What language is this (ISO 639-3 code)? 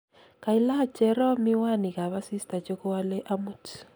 kln